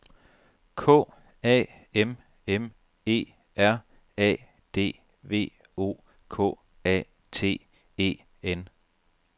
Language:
Danish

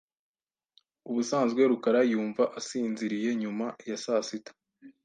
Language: Kinyarwanda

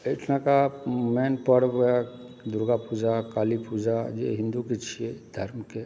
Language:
Maithili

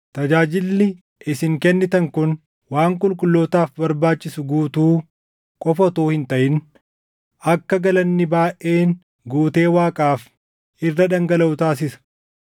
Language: Oromo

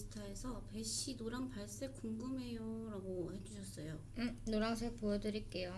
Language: Korean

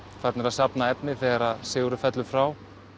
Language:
Icelandic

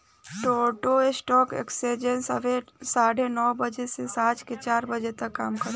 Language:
Bhojpuri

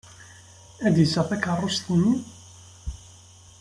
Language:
Kabyle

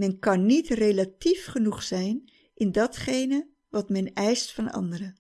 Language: Dutch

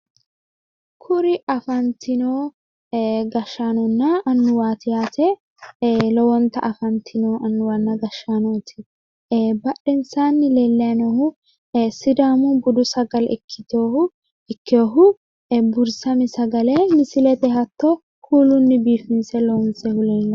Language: Sidamo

